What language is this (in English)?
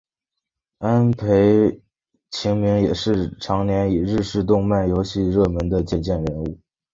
Chinese